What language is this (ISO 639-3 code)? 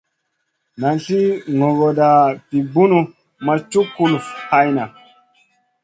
mcn